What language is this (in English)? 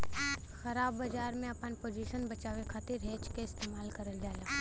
Bhojpuri